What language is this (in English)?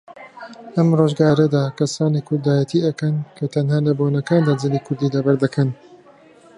Central Kurdish